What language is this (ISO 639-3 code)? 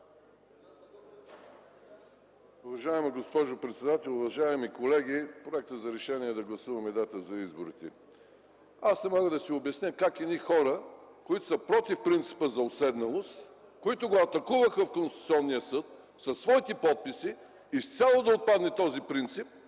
bul